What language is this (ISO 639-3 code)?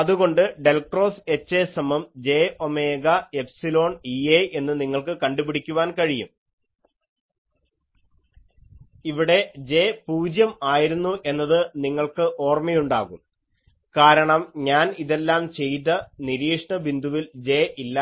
mal